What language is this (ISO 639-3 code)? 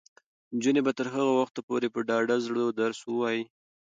pus